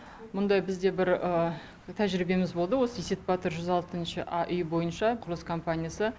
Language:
Kazakh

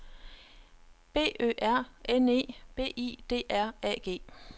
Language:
Danish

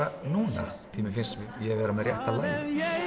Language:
Icelandic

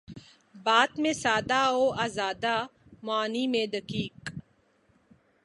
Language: Urdu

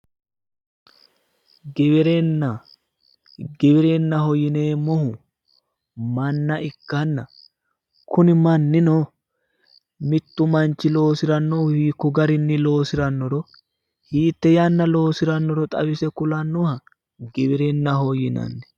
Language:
Sidamo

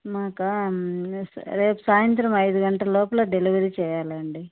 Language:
Telugu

